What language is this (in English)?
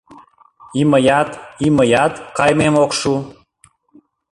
Mari